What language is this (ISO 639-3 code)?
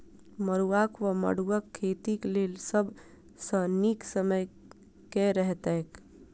mai